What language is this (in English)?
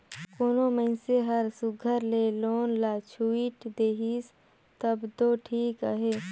Chhattisgarhi